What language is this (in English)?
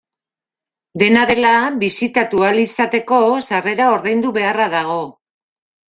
Basque